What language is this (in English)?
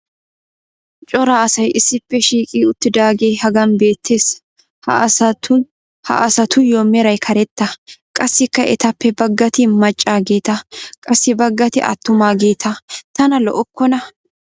Wolaytta